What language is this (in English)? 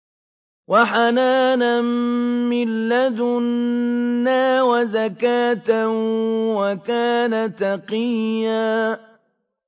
Arabic